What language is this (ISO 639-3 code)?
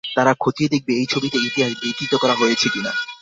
ben